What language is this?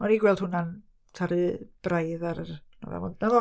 Welsh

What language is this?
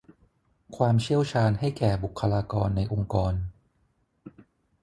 Thai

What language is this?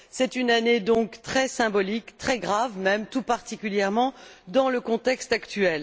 French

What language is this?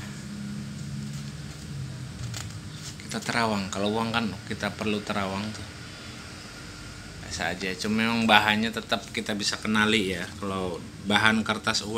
Indonesian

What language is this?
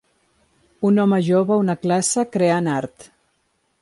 Catalan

